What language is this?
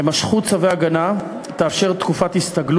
Hebrew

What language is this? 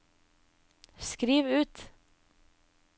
Norwegian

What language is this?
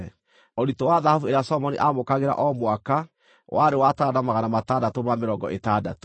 Kikuyu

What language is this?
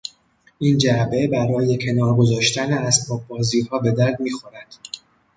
Persian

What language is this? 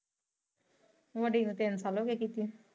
Punjabi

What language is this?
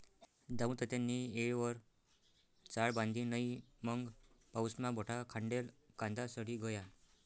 Marathi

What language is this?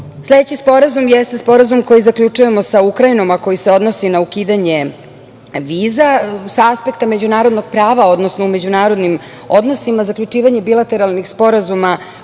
Serbian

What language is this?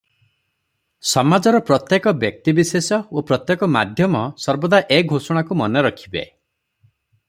Odia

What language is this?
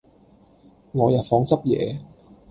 Cantonese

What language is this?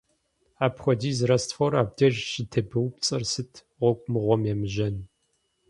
Kabardian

